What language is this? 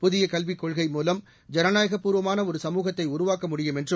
Tamil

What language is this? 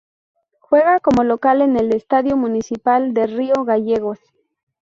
Spanish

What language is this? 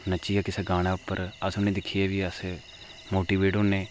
Dogri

